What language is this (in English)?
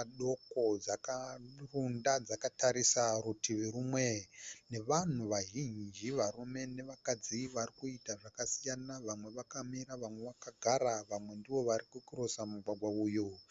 Shona